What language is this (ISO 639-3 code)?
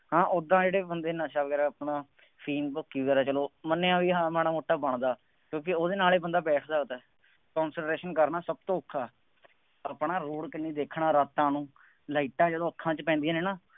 pan